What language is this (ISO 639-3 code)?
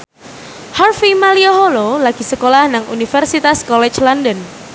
jav